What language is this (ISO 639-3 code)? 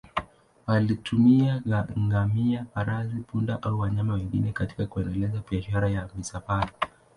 swa